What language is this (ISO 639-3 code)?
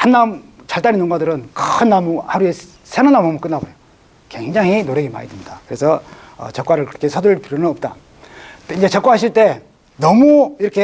kor